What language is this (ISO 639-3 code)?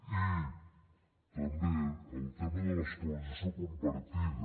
cat